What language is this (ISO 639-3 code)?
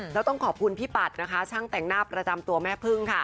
tha